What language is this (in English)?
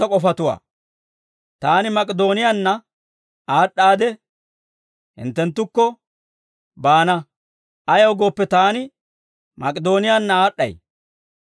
Dawro